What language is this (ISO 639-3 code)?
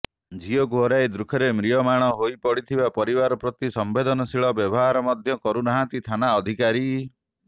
ori